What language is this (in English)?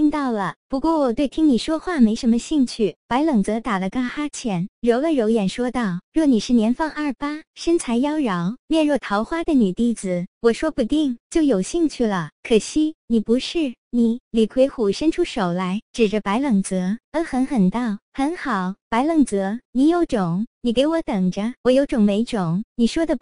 Chinese